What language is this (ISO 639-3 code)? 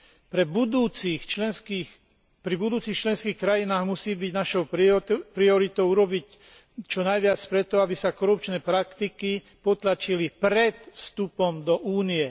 slk